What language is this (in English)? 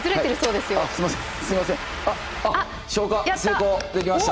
Japanese